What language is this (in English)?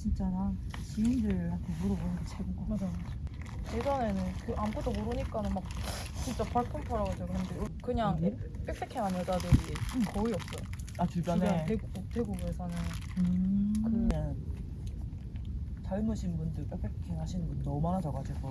Korean